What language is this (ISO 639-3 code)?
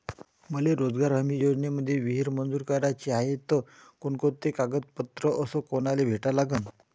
mar